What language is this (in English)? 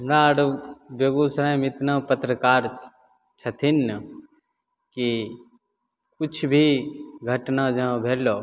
Maithili